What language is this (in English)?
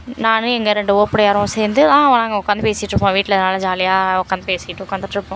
Tamil